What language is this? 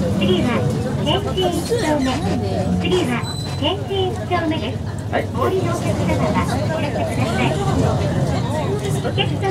Japanese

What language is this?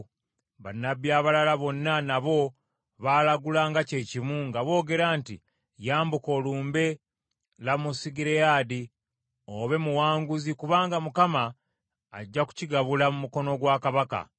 Ganda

